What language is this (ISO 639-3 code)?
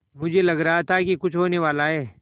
hin